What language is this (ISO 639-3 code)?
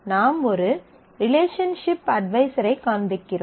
tam